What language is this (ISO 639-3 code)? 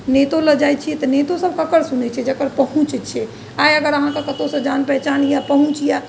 mai